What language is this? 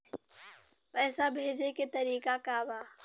Bhojpuri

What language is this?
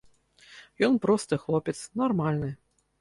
Belarusian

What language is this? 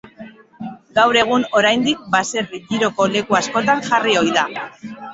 Basque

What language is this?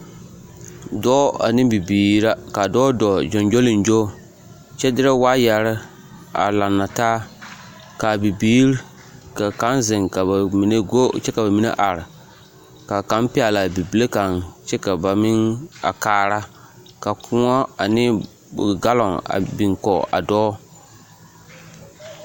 Southern Dagaare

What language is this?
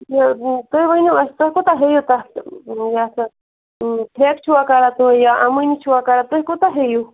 Kashmiri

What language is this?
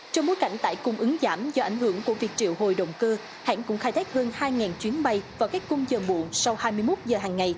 Vietnamese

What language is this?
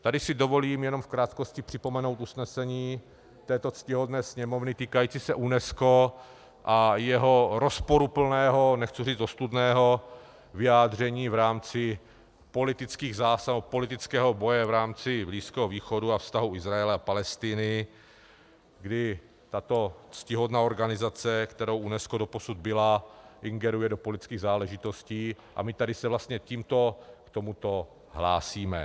Czech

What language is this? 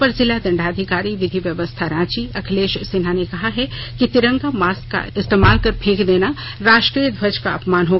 Hindi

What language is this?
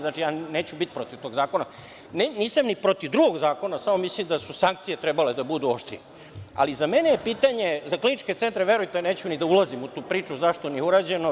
Serbian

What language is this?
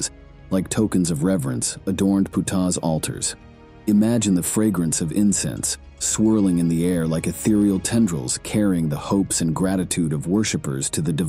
English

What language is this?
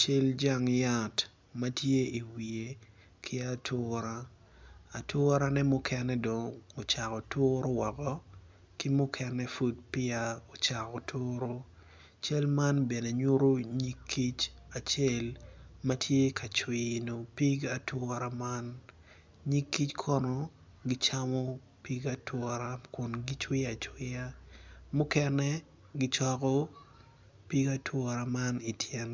Acoli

